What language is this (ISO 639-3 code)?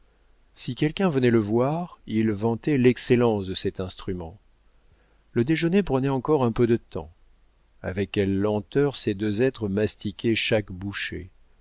fra